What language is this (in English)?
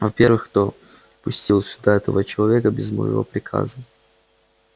Russian